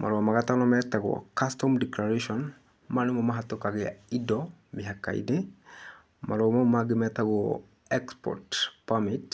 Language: Kikuyu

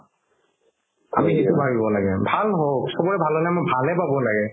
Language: Assamese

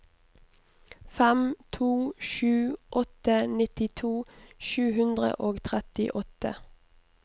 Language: Norwegian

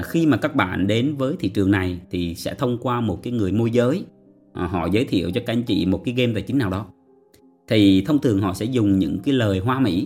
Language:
Vietnamese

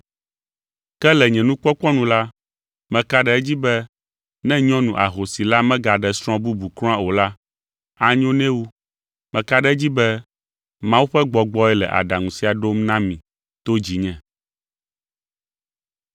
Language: Ewe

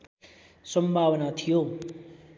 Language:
Nepali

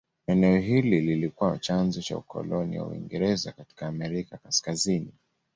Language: Swahili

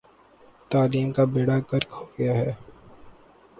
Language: Urdu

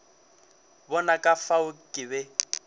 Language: Northern Sotho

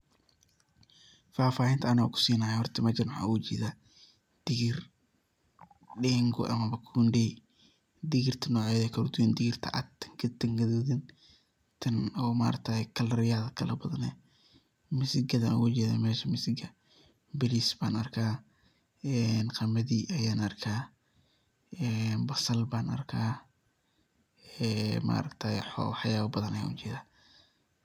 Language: Somali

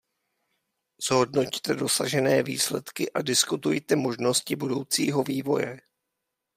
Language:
Czech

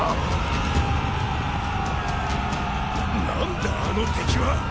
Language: Japanese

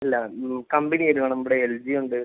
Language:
Malayalam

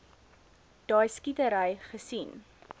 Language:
Afrikaans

